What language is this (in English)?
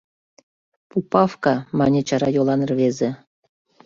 Mari